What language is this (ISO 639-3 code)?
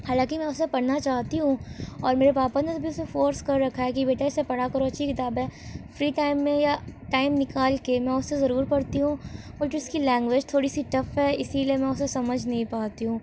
urd